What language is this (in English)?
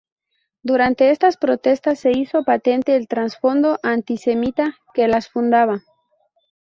Spanish